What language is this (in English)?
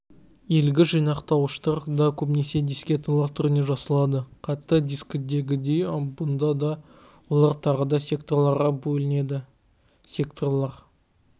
Kazakh